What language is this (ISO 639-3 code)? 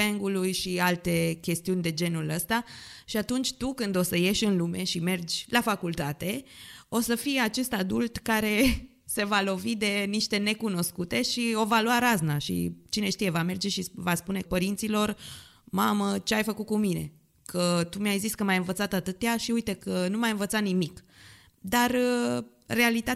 ron